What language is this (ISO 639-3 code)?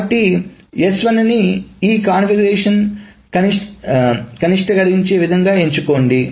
tel